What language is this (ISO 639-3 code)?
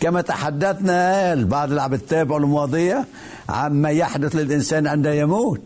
ara